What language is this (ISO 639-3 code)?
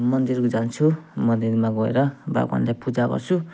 nep